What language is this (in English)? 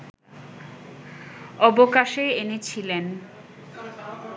Bangla